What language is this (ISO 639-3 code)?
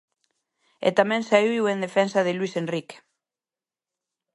glg